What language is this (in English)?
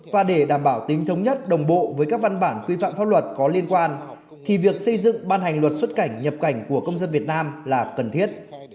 Vietnamese